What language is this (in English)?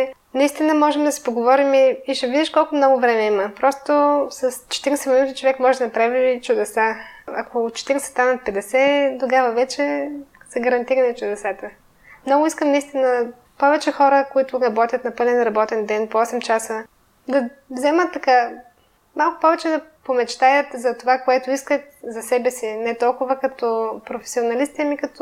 Bulgarian